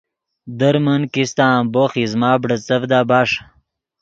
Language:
Yidgha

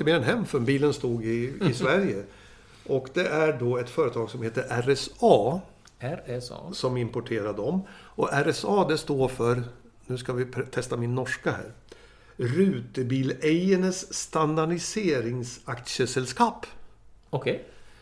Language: Swedish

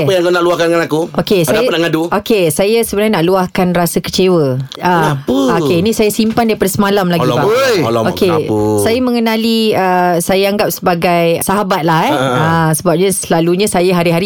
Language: Malay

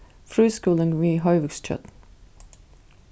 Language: Faroese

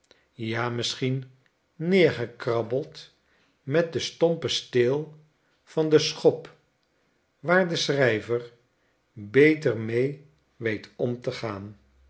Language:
Dutch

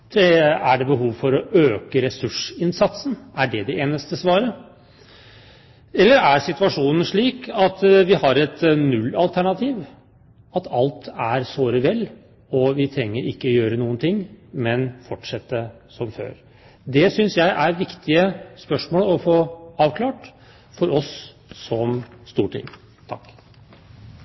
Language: Norwegian Bokmål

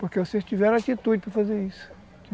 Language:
Portuguese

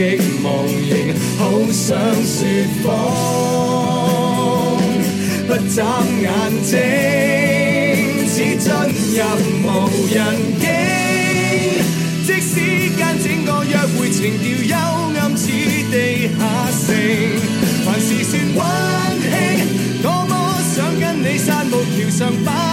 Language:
Chinese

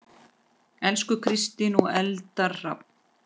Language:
Icelandic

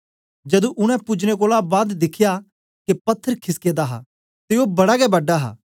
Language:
Dogri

